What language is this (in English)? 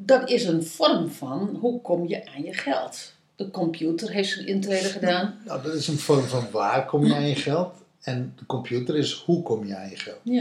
Dutch